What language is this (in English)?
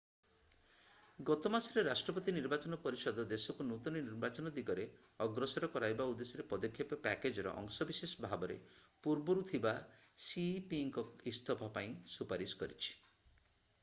Odia